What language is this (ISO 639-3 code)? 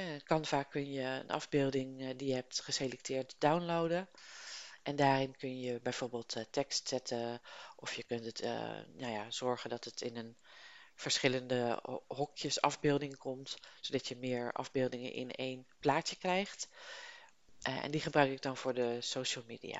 nld